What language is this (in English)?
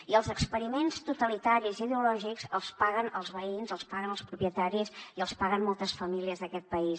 Catalan